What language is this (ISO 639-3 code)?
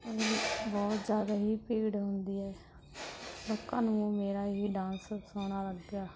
pan